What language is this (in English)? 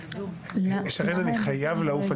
Hebrew